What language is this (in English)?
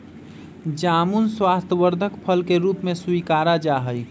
Magahi